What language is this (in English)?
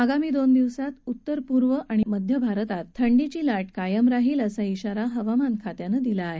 Marathi